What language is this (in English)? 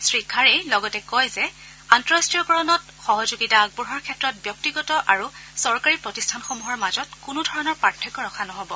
Assamese